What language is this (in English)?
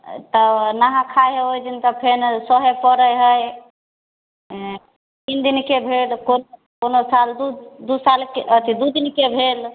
Maithili